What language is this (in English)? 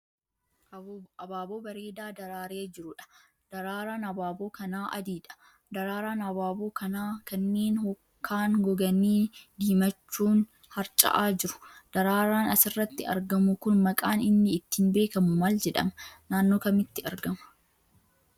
Oromo